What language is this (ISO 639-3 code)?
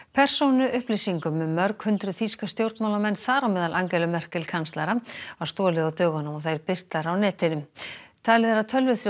isl